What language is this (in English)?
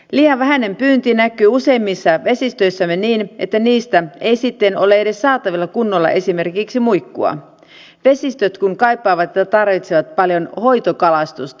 Finnish